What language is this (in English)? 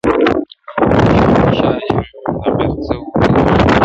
Pashto